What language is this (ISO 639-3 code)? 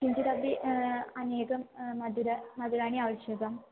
san